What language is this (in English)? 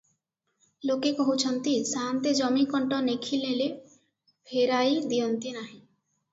Odia